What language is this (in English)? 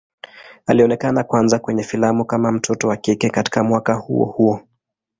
Swahili